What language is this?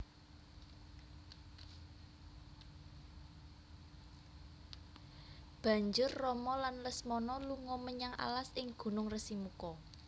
Javanese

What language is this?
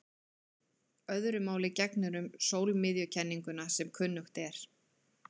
Icelandic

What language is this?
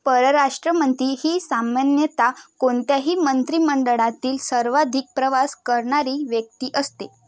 Marathi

